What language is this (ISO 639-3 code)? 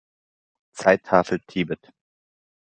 deu